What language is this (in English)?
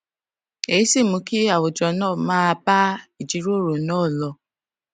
Yoruba